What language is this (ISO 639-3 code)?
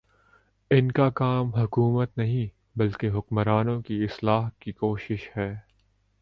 urd